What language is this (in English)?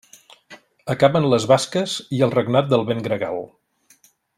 Catalan